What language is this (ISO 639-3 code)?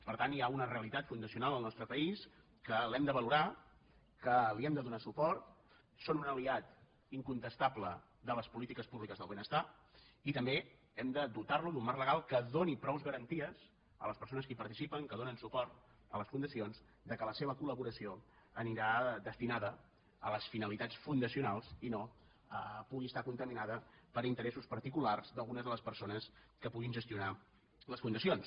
cat